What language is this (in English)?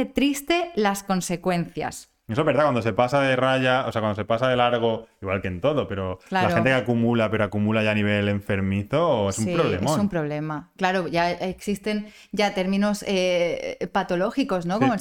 Spanish